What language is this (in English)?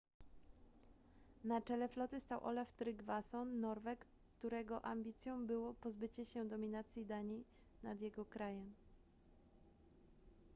Polish